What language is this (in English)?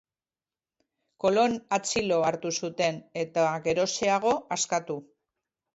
Basque